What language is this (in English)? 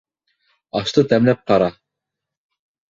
Bashkir